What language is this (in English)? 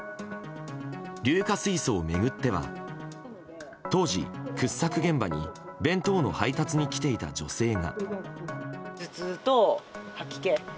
Japanese